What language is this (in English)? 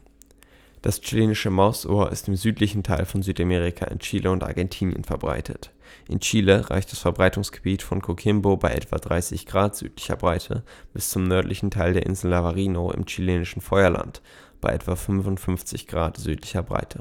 German